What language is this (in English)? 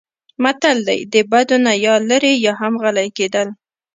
Pashto